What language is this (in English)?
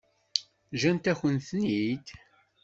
Kabyle